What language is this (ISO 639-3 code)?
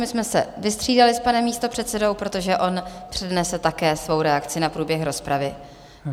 ces